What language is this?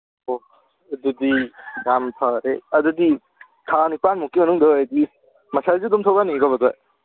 Manipuri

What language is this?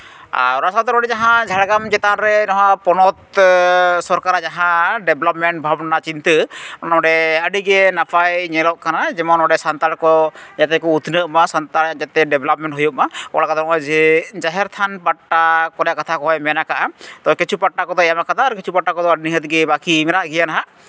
Santali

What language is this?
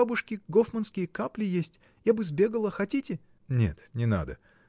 Russian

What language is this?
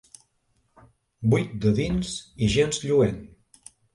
Catalan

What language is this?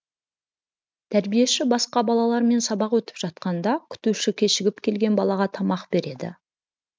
Kazakh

